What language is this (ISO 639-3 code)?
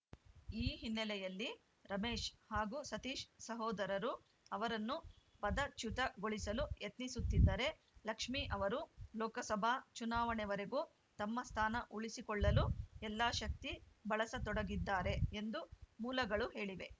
kan